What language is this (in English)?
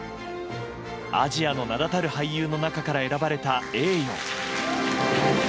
Japanese